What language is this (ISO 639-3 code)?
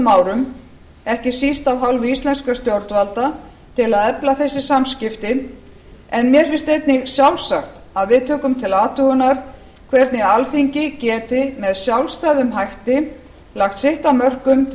isl